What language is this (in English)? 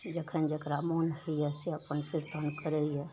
Maithili